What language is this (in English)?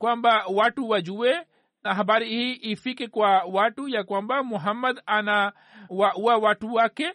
Swahili